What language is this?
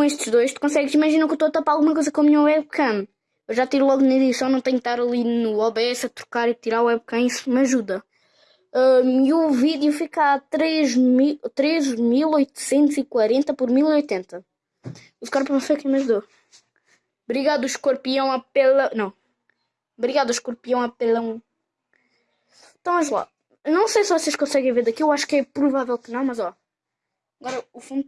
Portuguese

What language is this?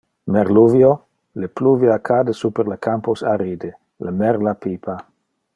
Interlingua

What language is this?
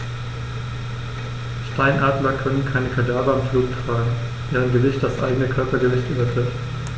German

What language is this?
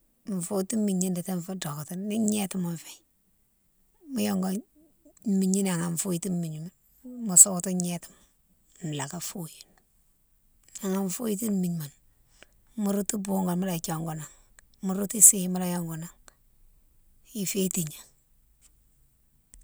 Mansoanka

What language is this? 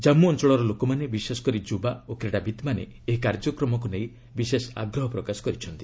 Odia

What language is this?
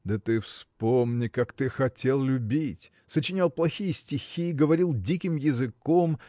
Russian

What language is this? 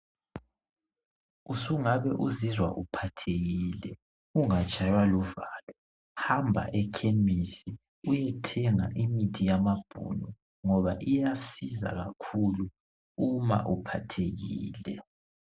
North Ndebele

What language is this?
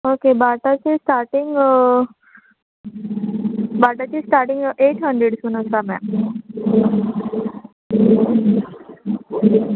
Konkani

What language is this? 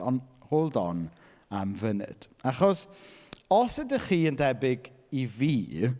Welsh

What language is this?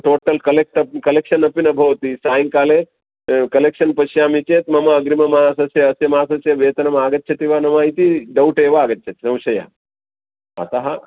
Sanskrit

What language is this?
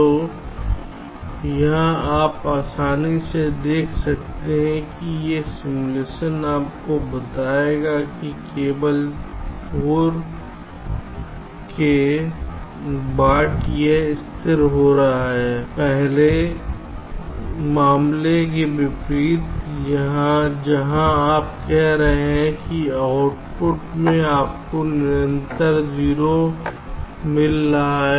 Hindi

